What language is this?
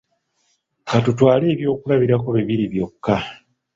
Ganda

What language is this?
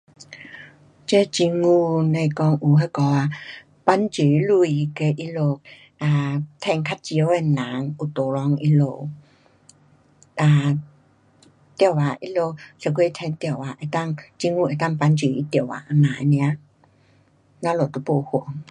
Pu-Xian Chinese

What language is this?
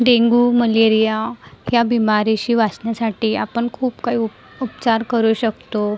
Marathi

